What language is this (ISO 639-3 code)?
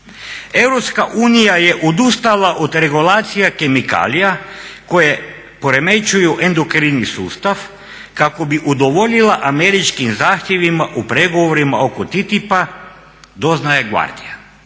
hrv